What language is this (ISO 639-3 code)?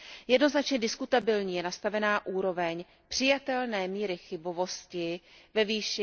ces